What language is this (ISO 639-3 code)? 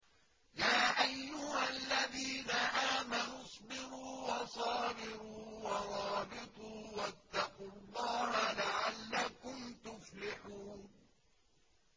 ara